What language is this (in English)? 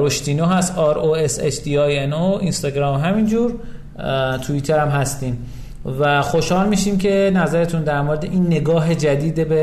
Persian